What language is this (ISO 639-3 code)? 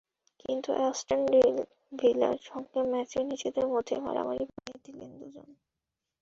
ben